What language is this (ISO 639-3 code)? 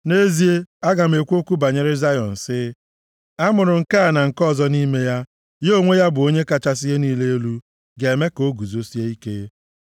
ibo